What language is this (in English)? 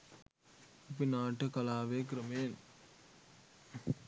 Sinhala